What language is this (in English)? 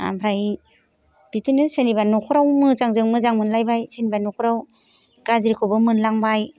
Bodo